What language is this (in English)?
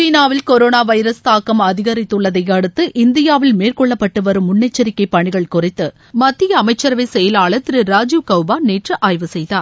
Tamil